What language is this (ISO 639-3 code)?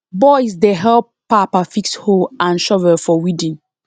pcm